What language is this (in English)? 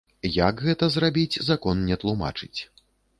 Belarusian